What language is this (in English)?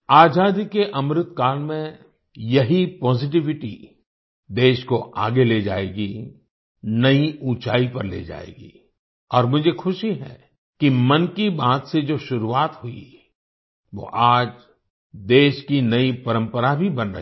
Hindi